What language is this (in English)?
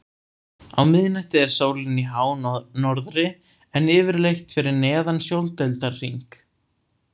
Icelandic